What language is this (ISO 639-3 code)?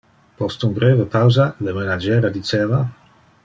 ina